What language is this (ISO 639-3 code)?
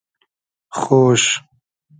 haz